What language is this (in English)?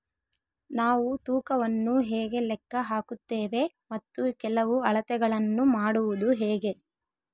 Kannada